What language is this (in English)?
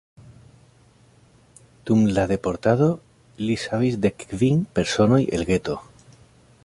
Esperanto